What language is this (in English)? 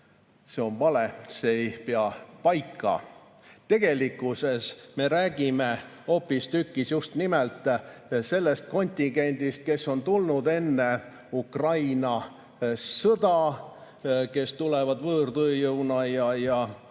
Estonian